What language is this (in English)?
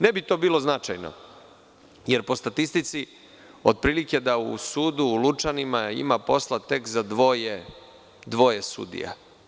Serbian